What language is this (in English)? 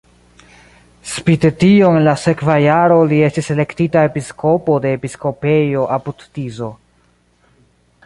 Esperanto